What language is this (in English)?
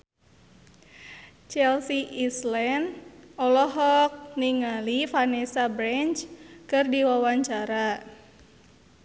Sundanese